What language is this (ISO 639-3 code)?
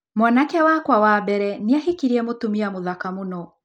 kik